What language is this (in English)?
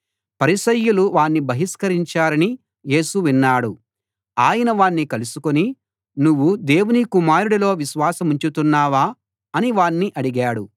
Telugu